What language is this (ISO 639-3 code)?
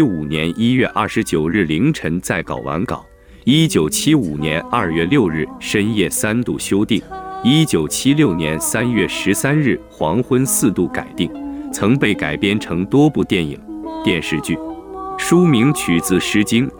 zho